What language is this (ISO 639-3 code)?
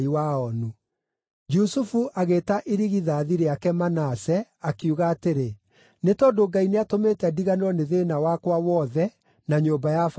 kik